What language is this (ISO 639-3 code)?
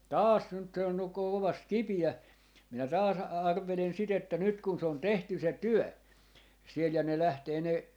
fin